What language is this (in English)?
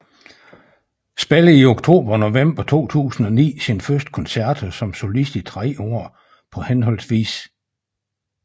Danish